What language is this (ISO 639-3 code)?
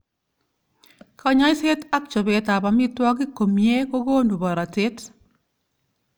kln